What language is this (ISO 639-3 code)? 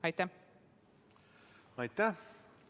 est